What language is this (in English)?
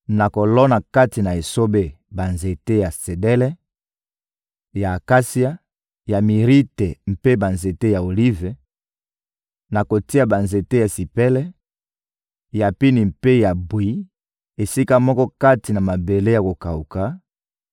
Lingala